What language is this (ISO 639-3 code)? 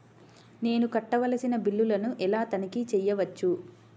tel